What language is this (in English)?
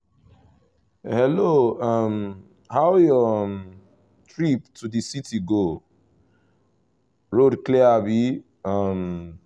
Nigerian Pidgin